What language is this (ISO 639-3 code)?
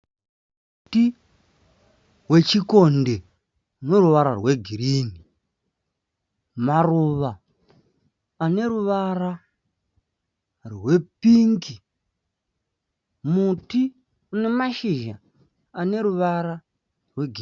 sna